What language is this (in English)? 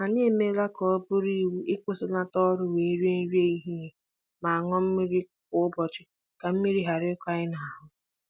Igbo